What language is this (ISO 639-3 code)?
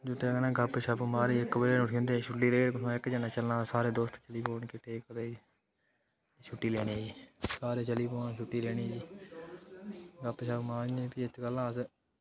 doi